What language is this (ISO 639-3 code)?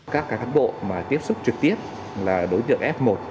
vie